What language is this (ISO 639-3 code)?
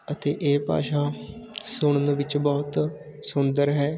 pan